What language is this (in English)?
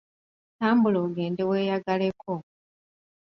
Ganda